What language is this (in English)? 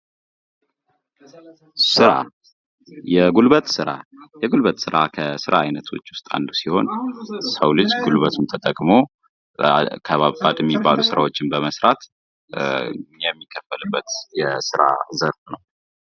Amharic